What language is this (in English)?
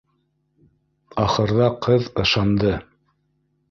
Bashkir